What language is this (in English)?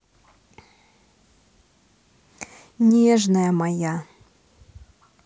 Russian